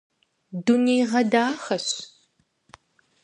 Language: Kabardian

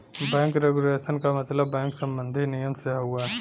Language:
Bhojpuri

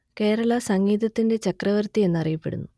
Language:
Malayalam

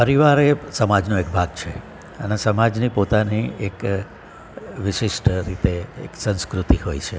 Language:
Gujarati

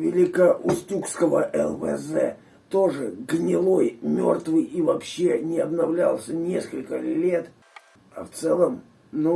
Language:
Russian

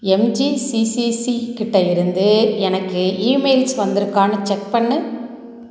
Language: Tamil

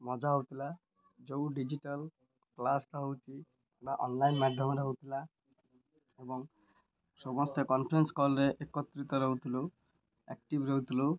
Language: Odia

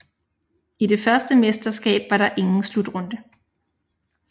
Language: Danish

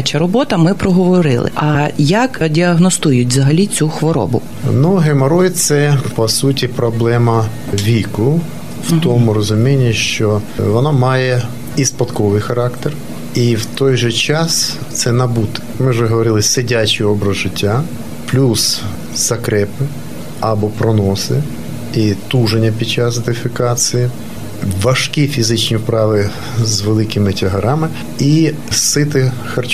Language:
Ukrainian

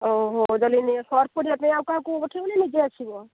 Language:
Odia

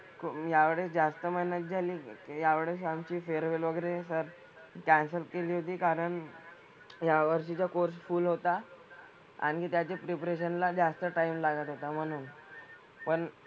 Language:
Marathi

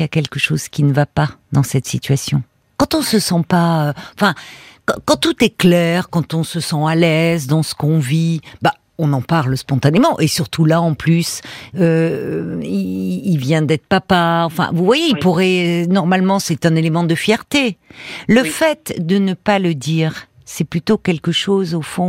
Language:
French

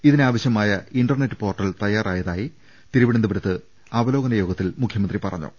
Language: Malayalam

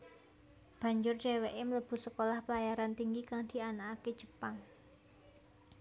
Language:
Javanese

